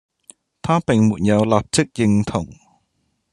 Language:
Cantonese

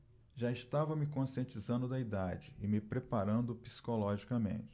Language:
Portuguese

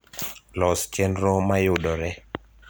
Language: Luo (Kenya and Tanzania)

